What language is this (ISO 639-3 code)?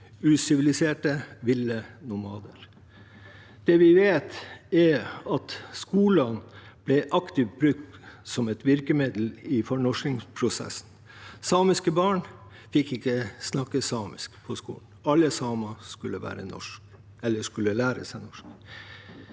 nor